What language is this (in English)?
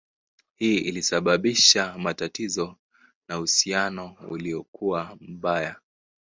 Swahili